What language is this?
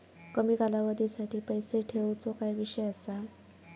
Marathi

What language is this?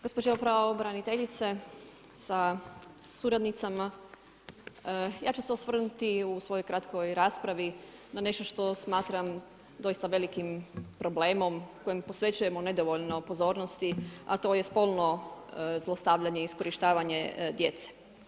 Croatian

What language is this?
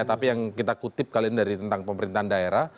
Indonesian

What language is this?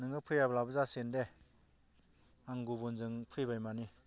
Bodo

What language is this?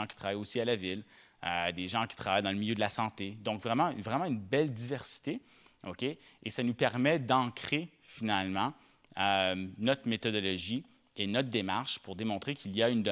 French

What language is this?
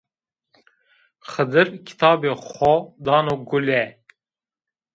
Zaza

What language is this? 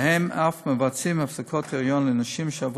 Hebrew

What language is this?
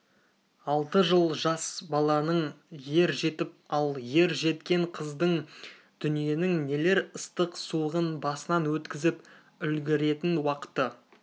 Kazakh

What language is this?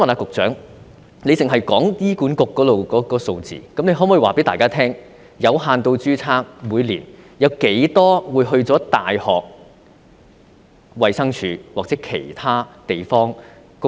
Cantonese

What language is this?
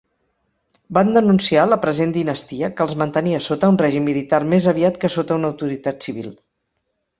Catalan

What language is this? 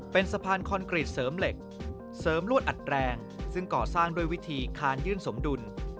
Thai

